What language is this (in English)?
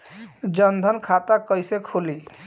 Bhojpuri